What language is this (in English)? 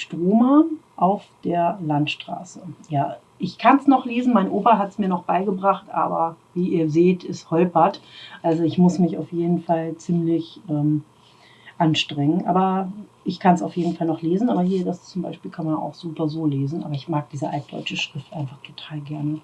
German